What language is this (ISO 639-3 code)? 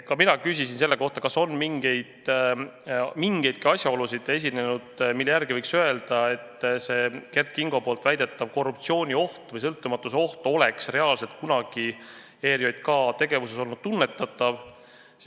est